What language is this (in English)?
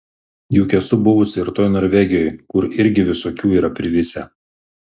Lithuanian